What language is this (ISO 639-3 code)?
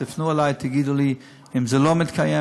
heb